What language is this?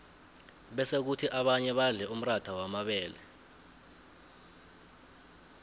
South Ndebele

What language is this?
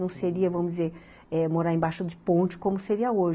Portuguese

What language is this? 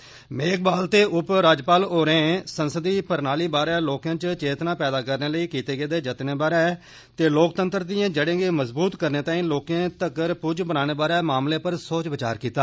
Dogri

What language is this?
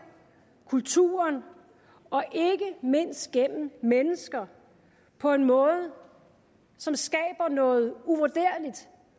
Danish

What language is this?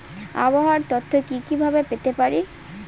Bangla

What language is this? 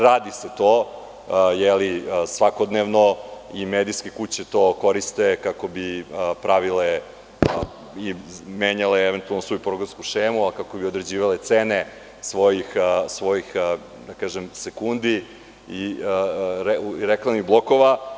Serbian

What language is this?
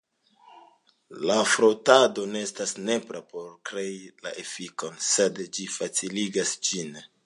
Esperanto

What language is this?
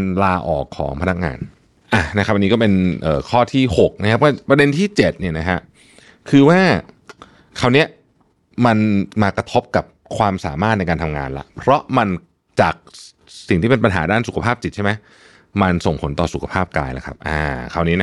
Thai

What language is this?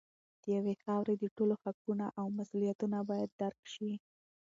Pashto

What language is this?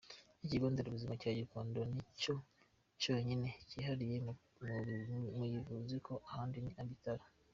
Kinyarwanda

